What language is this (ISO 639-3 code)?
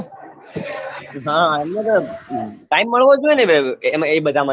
guj